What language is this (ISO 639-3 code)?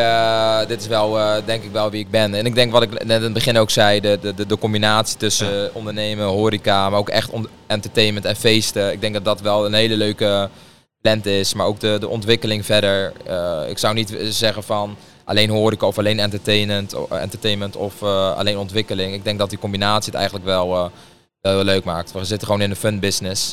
nld